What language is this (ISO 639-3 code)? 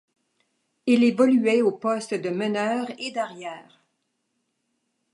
fra